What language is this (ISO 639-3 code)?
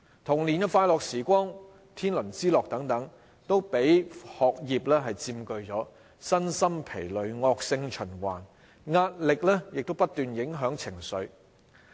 yue